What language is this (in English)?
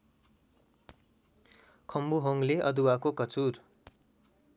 Nepali